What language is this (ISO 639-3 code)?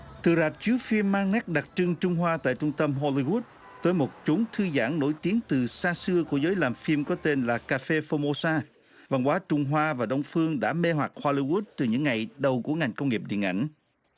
vie